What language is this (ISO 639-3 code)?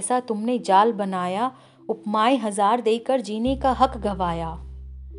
hin